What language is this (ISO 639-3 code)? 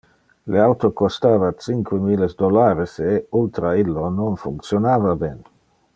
ina